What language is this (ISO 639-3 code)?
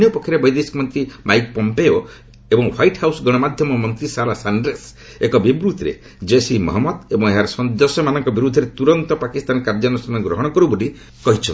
ori